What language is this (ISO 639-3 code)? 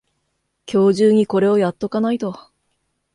jpn